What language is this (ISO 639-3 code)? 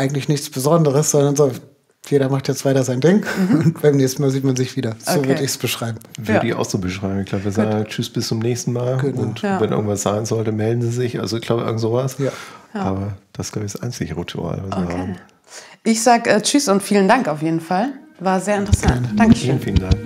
deu